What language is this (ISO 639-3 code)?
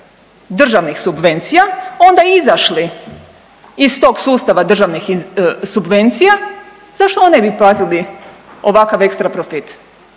hrv